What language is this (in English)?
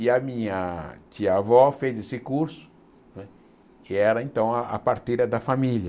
Portuguese